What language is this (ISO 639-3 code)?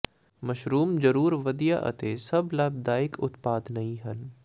pan